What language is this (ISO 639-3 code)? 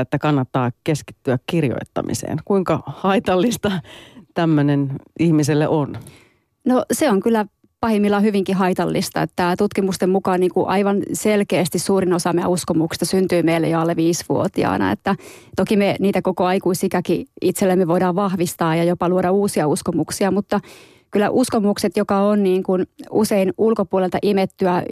fin